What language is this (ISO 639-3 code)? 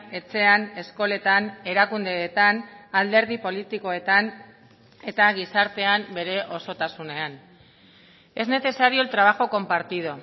eus